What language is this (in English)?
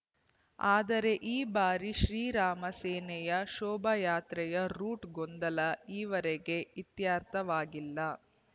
Kannada